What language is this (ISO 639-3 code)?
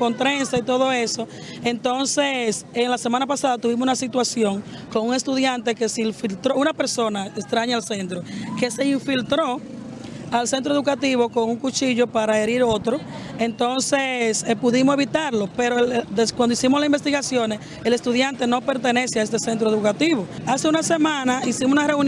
spa